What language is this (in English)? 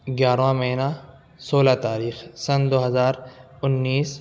Urdu